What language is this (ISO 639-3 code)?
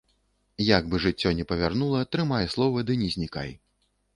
bel